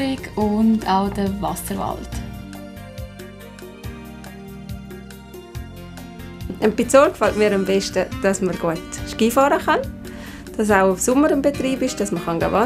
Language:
German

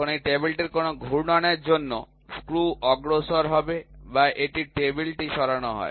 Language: Bangla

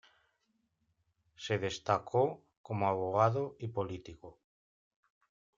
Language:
Spanish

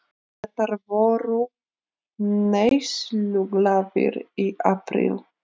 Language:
Icelandic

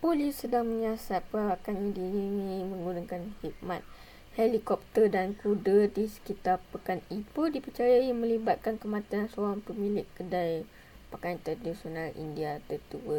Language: Malay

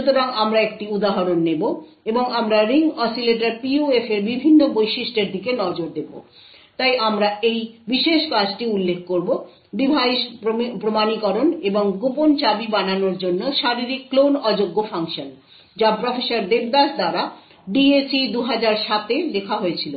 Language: Bangla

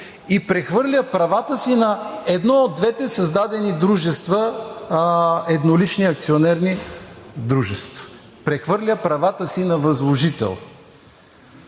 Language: Bulgarian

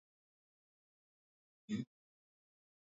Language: Swahili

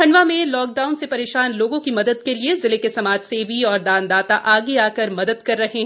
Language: Hindi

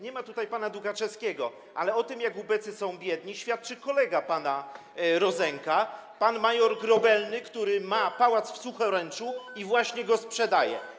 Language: Polish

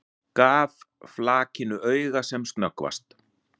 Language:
Icelandic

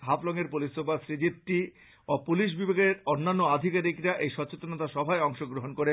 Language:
Bangla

